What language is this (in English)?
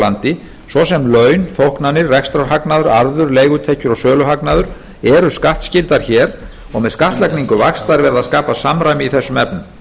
Icelandic